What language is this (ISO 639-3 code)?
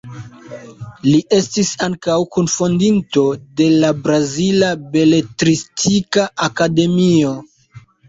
epo